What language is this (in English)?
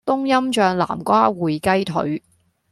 Cantonese